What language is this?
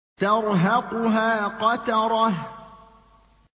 Arabic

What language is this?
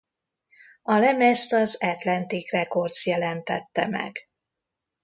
Hungarian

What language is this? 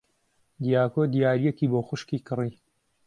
Central Kurdish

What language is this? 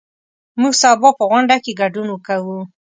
Pashto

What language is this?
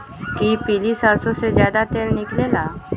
Magahi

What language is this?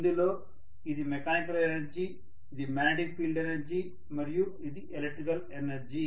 Telugu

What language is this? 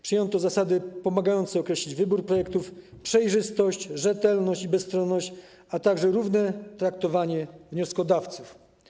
Polish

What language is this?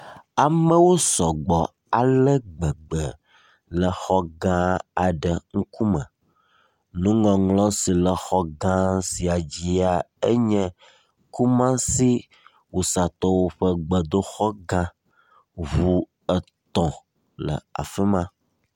Ewe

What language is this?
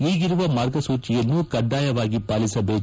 Kannada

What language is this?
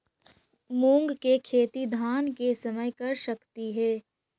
Magahi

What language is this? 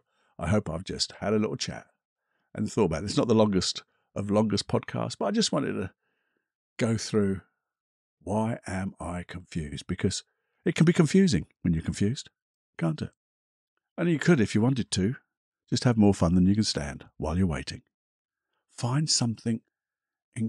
English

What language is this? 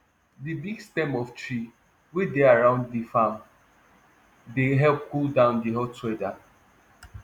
Nigerian Pidgin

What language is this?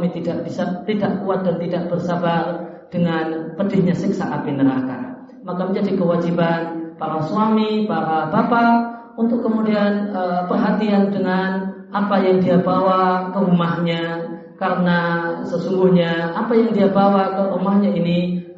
Indonesian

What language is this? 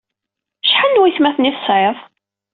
Kabyle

